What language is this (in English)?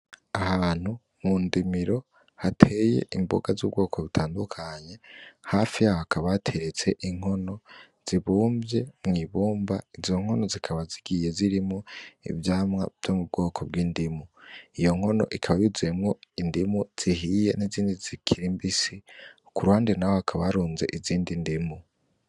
Rundi